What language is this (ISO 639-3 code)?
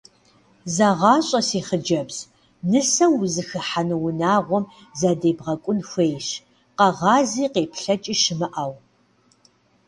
kbd